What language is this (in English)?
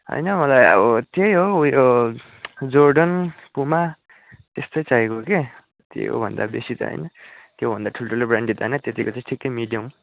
Nepali